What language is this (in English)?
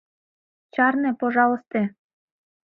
Mari